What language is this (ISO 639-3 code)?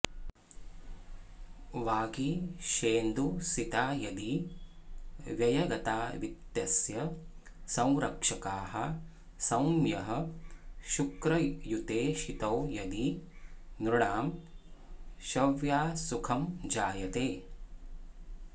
san